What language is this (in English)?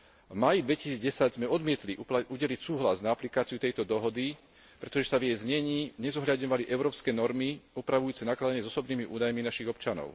Slovak